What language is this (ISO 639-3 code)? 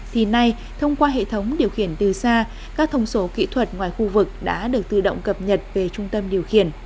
vie